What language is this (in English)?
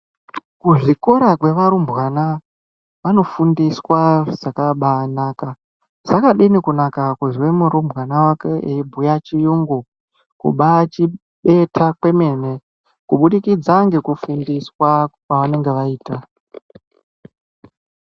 Ndau